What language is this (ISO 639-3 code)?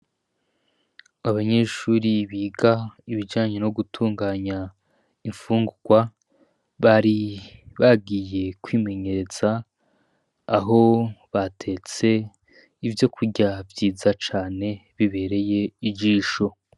run